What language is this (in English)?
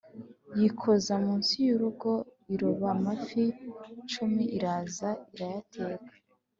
Kinyarwanda